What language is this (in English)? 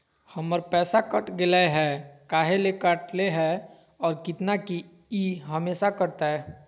Magahi